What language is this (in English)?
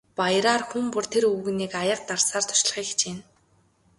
Mongolian